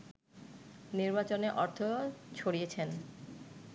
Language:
Bangla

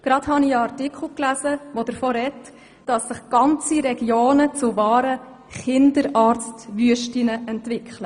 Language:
Swiss German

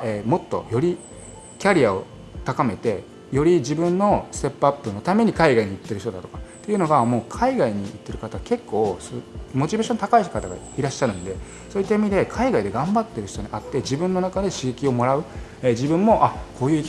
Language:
Japanese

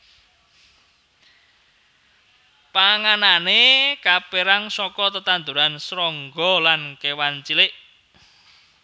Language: Javanese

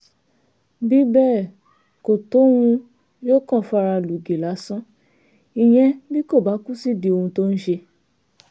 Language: Yoruba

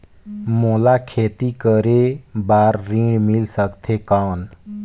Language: Chhattisgarhi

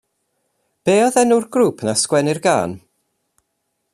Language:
Welsh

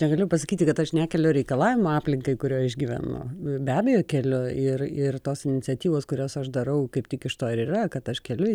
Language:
Lithuanian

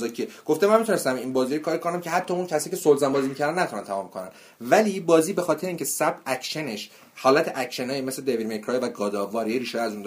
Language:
Persian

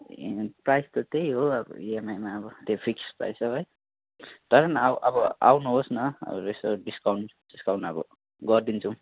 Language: Nepali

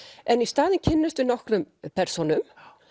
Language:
Icelandic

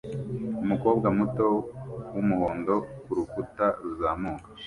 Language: Kinyarwanda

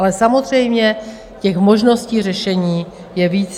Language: Czech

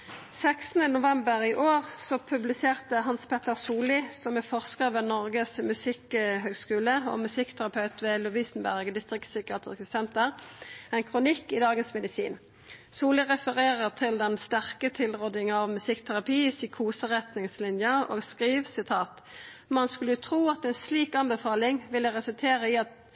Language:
Norwegian Nynorsk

